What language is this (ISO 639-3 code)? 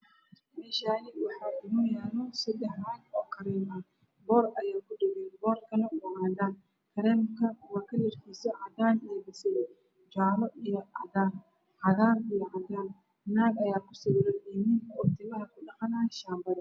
som